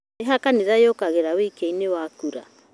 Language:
Kikuyu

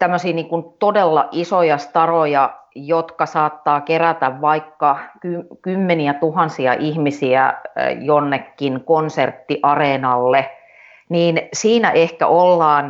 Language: Finnish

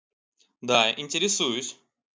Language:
Russian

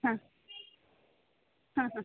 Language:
Kannada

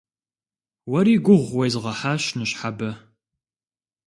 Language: Kabardian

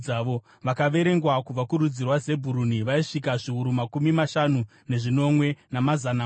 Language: Shona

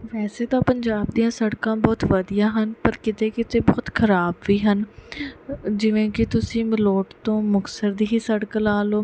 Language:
Punjabi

